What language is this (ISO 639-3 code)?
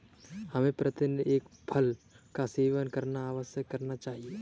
hin